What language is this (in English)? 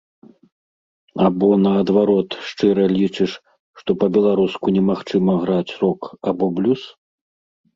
Belarusian